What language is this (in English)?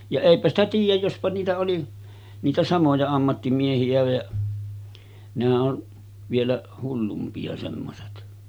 Finnish